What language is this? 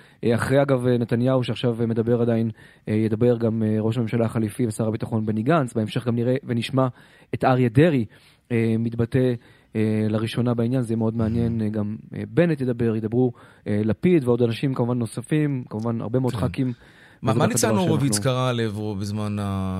Hebrew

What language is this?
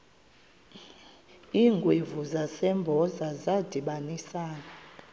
Xhosa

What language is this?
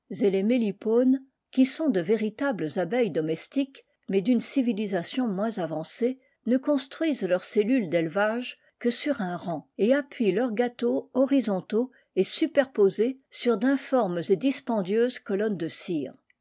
French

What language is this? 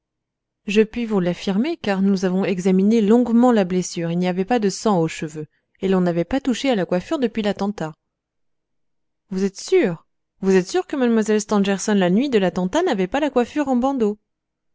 French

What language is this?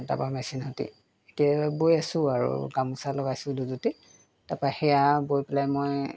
Assamese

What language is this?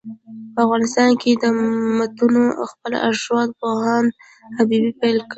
Pashto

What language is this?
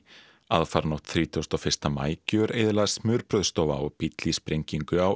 Icelandic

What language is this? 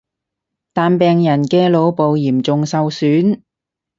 Cantonese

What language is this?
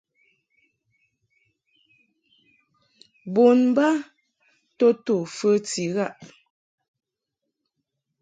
Mungaka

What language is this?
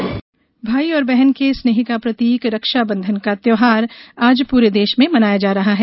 Hindi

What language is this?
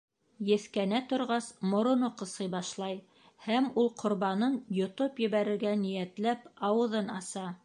Bashkir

